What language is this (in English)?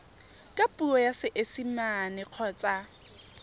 Tswana